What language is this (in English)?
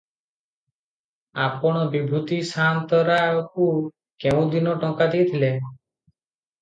Odia